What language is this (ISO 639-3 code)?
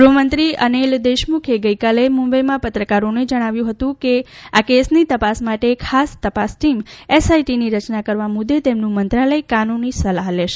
guj